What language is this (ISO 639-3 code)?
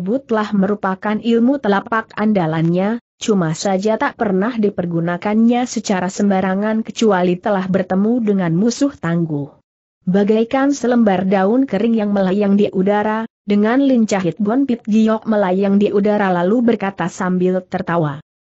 ind